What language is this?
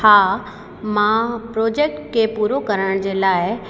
Sindhi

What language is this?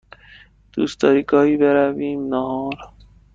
Persian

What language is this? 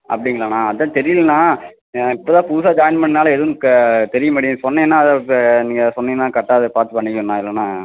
Tamil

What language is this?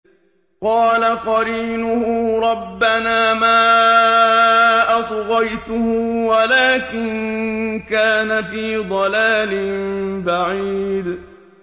Arabic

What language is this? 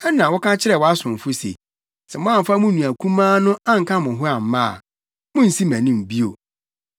Akan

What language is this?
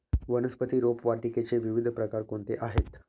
Marathi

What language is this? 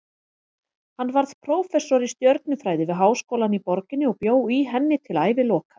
Icelandic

